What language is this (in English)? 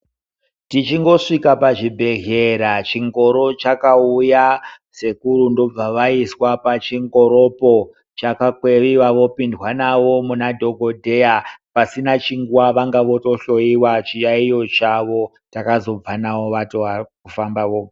Ndau